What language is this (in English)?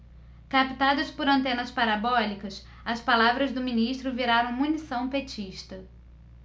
Portuguese